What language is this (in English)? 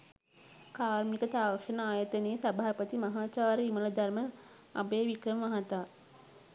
Sinhala